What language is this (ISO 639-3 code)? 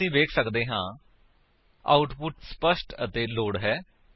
pan